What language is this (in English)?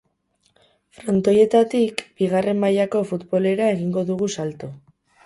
Basque